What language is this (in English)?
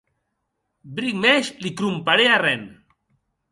Occitan